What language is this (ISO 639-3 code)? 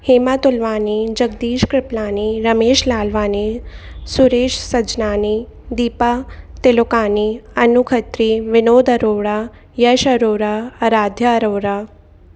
snd